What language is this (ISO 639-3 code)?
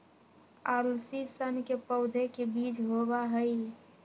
mag